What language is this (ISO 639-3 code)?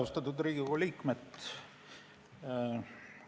est